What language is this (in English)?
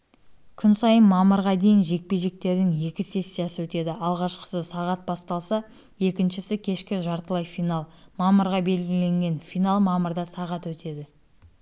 Kazakh